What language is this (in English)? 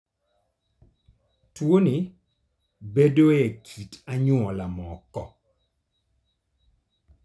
Luo (Kenya and Tanzania)